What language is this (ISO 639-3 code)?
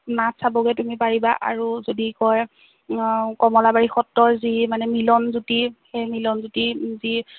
asm